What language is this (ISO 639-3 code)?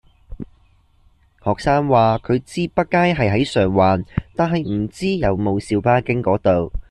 yue